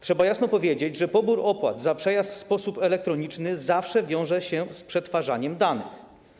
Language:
Polish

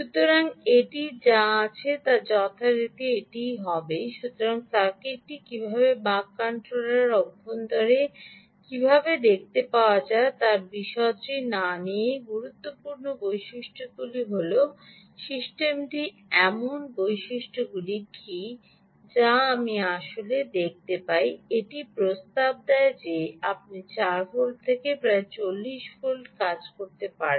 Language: Bangla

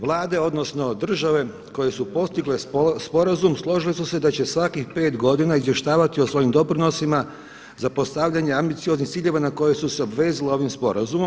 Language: Croatian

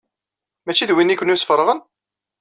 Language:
Kabyle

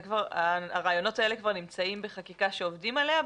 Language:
Hebrew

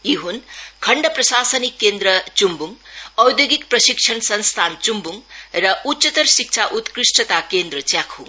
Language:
Nepali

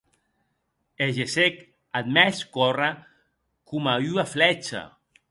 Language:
Occitan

